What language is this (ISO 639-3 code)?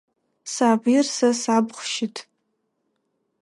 ady